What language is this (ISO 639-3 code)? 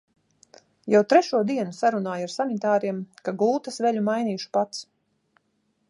lav